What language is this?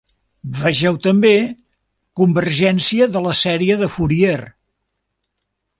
Catalan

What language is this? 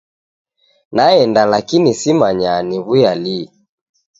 Taita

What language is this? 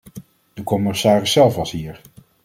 Dutch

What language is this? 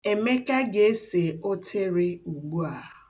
Igbo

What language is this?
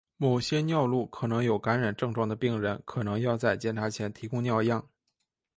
Chinese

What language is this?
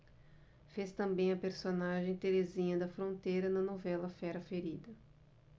Portuguese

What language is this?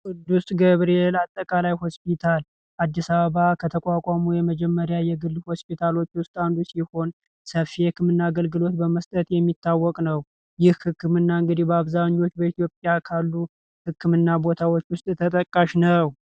Amharic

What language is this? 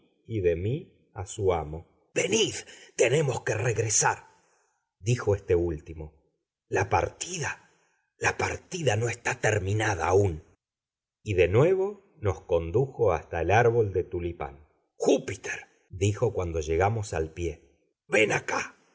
Spanish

